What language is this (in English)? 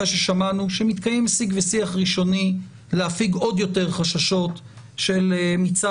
Hebrew